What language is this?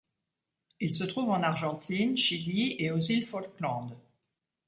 French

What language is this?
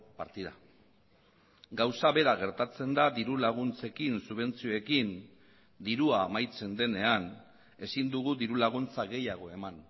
Basque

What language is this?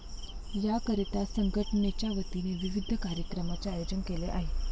Marathi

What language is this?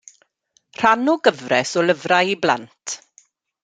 Welsh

